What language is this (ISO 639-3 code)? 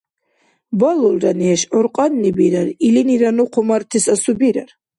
dar